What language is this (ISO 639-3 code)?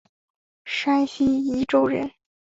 zho